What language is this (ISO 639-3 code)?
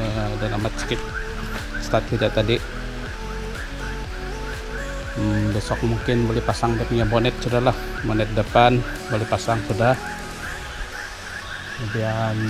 ind